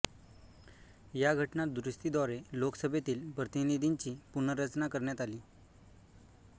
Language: Marathi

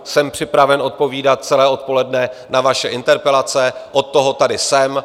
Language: Czech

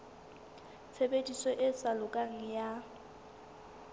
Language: Southern Sotho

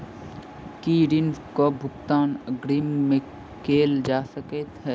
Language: Maithili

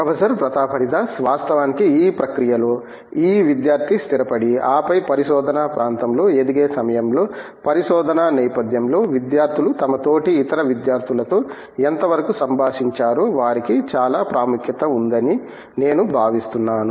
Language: Telugu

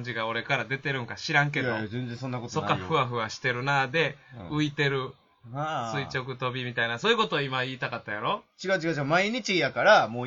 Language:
Japanese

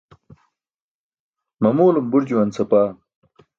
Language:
Burushaski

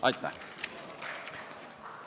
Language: Estonian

